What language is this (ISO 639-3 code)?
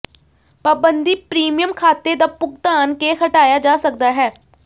pan